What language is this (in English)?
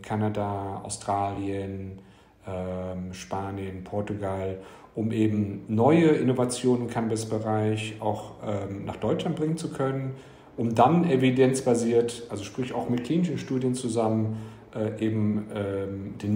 German